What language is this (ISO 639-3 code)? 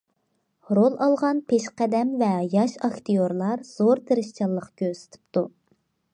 uig